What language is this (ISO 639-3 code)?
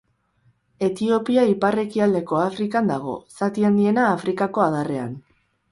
eus